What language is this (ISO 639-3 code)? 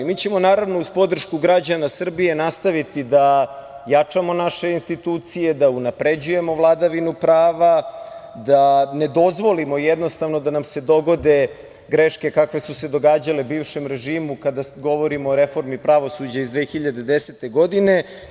srp